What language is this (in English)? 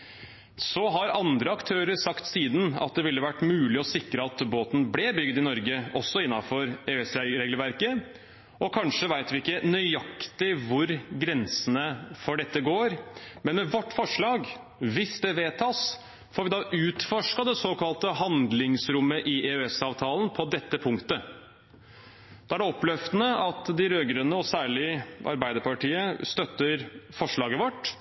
Norwegian Bokmål